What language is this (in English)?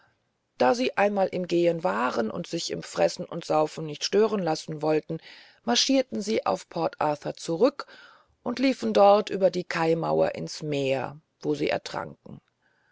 German